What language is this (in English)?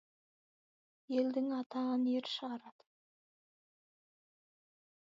Kazakh